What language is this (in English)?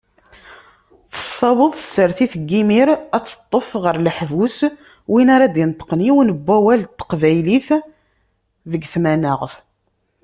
Kabyle